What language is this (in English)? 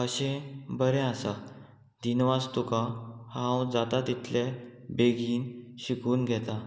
Konkani